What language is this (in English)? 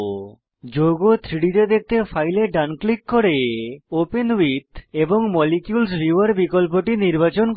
Bangla